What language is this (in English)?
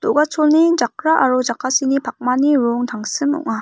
Garo